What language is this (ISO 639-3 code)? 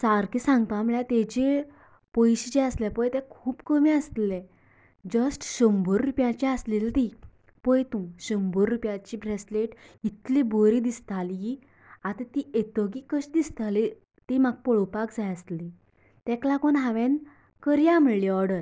kok